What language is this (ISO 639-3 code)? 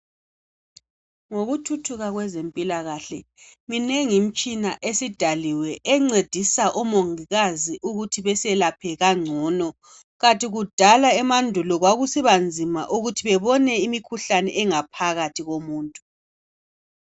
nde